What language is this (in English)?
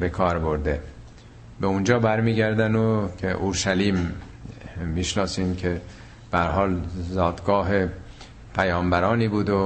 Persian